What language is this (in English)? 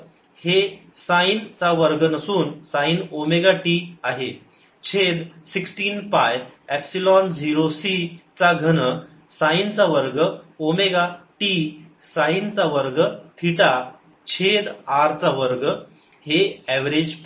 Marathi